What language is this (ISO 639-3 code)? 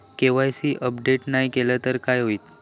mar